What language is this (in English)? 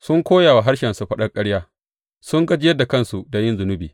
Hausa